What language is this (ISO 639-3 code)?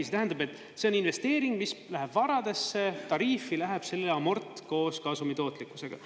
est